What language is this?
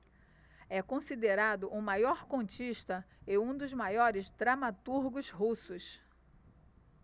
Portuguese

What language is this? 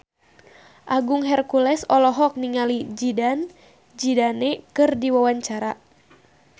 Sundanese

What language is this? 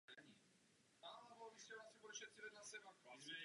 Czech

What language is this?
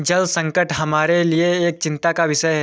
Hindi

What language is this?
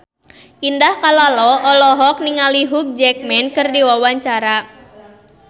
Sundanese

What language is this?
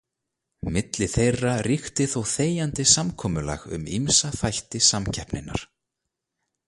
Icelandic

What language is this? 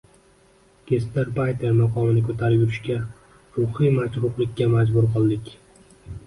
Uzbek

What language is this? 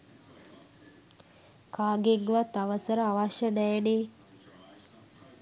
Sinhala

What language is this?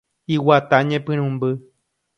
Guarani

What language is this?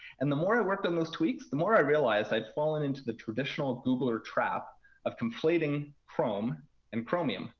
English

